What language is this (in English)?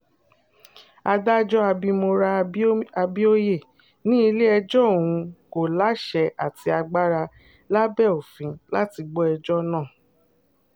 Yoruba